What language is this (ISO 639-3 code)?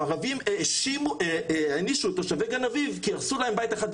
heb